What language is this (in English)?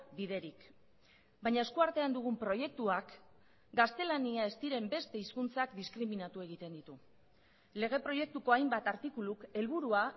Basque